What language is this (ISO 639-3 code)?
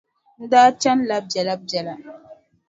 dag